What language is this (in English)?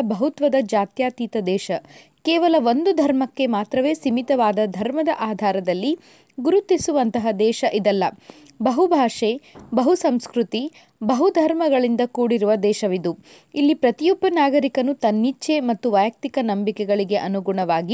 Kannada